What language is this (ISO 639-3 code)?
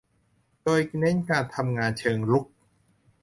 tha